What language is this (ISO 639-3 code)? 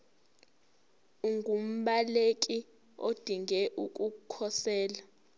zul